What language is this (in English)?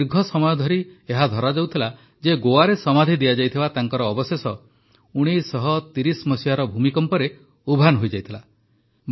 Odia